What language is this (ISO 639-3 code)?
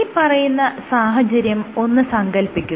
mal